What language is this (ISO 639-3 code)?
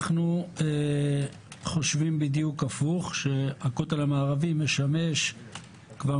heb